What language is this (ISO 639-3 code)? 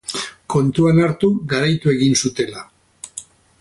eus